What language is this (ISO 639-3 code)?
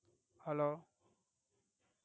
tam